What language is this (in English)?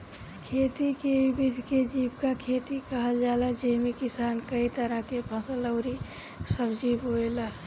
Bhojpuri